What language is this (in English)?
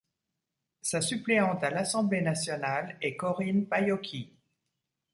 French